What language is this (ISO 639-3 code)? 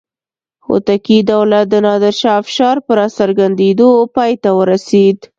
pus